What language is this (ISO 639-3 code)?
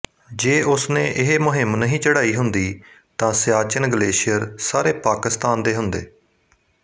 pan